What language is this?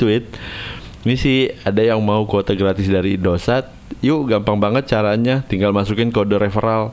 Indonesian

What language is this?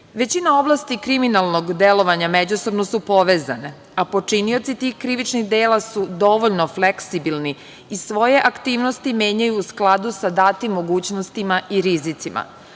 Serbian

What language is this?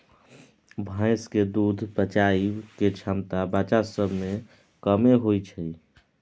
Maithili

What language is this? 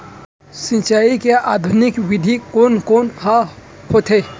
Chhattisgarhi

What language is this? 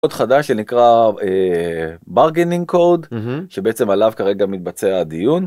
Hebrew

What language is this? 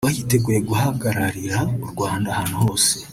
Kinyarwanda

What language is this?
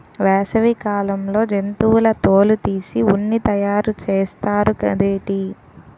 Telugu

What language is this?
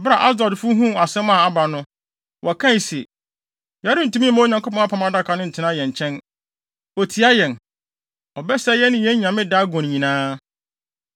Akan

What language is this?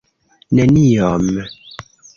Esperanto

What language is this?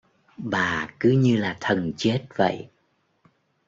Vietnamese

